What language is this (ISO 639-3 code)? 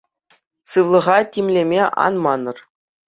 chv